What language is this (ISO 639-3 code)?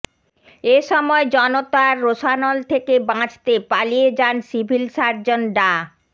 ben